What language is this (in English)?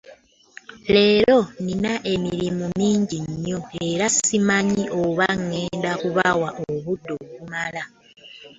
Ganda